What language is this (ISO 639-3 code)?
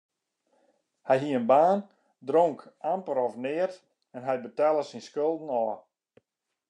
fry